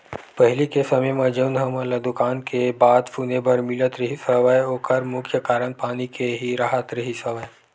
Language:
Chhattisgarhi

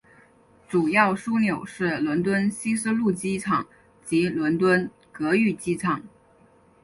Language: Chinese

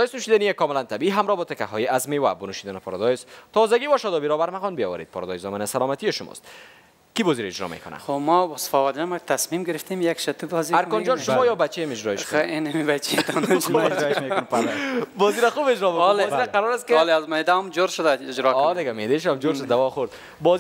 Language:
Persian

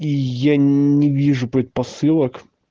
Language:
Russian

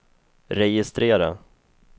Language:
Swedish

